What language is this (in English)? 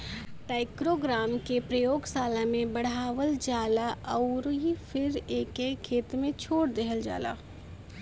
Bhojpuri